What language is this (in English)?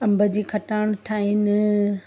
Sindhi